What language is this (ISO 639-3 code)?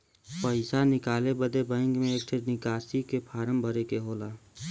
bho